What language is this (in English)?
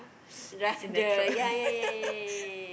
English